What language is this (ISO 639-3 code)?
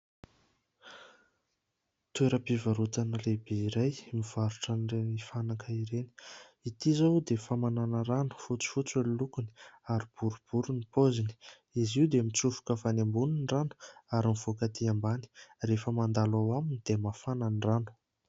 mlg